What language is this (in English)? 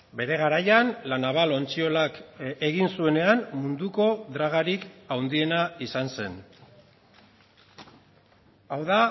Basque